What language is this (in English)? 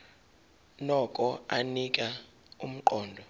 Zulu